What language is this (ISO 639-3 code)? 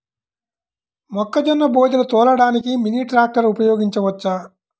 tel